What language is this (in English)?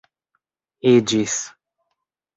Esperanto